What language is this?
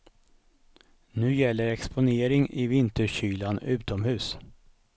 Swedish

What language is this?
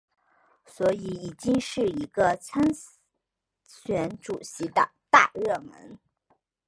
Chinese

